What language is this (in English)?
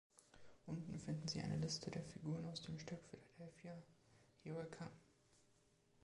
German